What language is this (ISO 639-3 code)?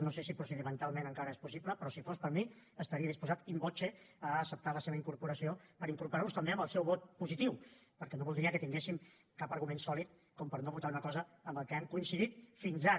cat